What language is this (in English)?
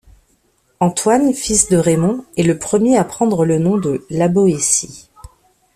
French